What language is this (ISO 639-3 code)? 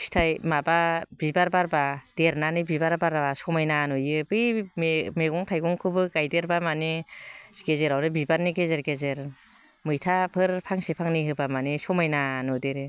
brx